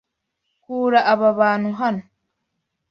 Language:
Kinyarwanda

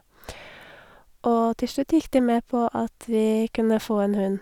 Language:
Norwegian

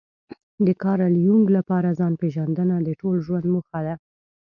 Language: Pashto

